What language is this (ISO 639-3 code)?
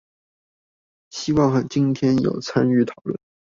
zho